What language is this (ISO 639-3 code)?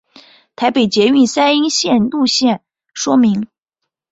zho